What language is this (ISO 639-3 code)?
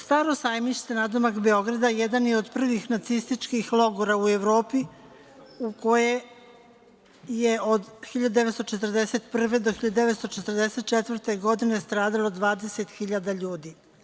srp